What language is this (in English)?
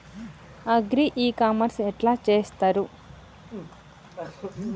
Telugu